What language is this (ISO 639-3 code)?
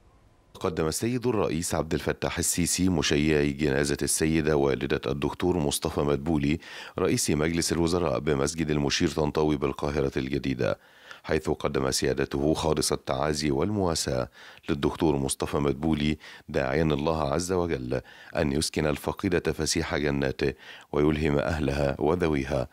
ara